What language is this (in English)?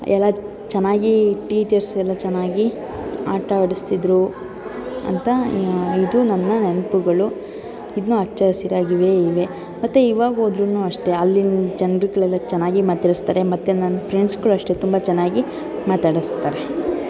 Kannada